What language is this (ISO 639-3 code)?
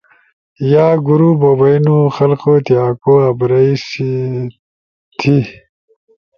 ush